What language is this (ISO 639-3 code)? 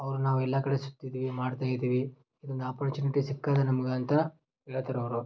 kan